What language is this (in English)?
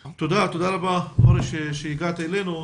Hebrew